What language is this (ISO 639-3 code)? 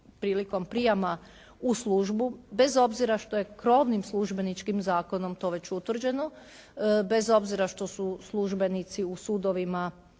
hrv